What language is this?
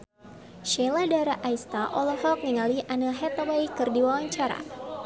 Sundanese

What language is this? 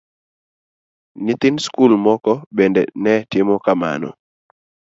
Luo (Kenya and Tanzania)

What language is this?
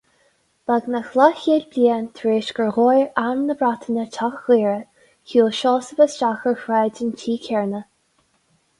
Irish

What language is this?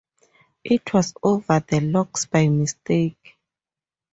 English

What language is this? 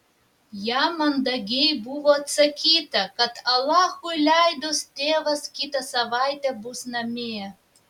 Lithuanian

